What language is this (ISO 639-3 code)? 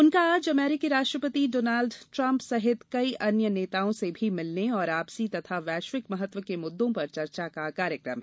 hin